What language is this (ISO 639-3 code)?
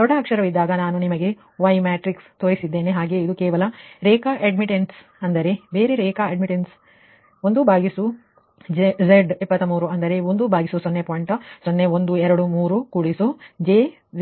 kan